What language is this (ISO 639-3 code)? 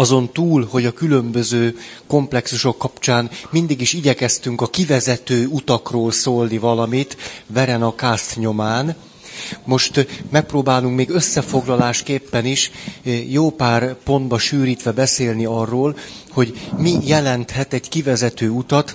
hun